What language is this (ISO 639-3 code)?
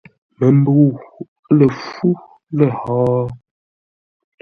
nla